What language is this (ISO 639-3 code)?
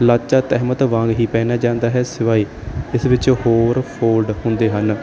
pan